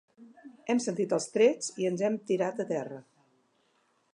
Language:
Catalan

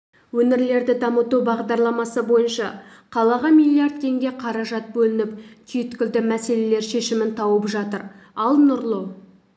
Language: Kazakh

